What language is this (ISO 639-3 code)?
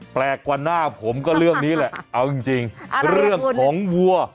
tha